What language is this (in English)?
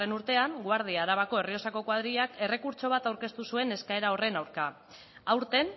Basque